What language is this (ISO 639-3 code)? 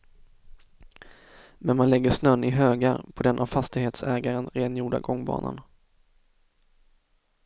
swe